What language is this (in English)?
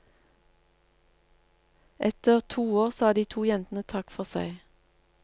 Norwegian